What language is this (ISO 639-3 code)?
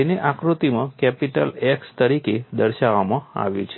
guj